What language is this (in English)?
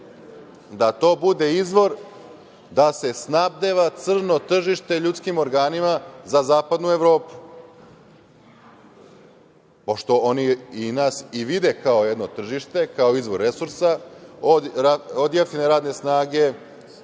Serbian